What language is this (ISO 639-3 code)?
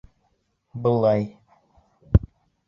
bak